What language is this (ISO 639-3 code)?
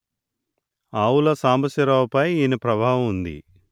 tel